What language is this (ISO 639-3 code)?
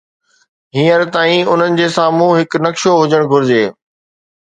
snd